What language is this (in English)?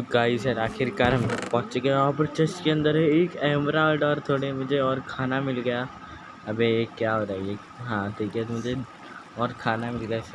Hindi